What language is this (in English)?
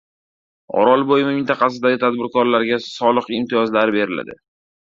Uzbek